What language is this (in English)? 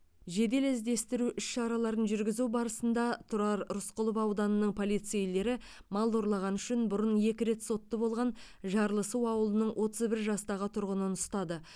Kazakh